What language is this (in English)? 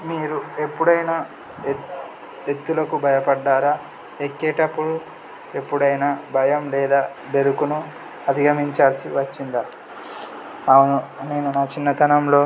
Telugu